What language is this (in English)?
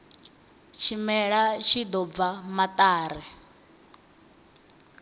Venda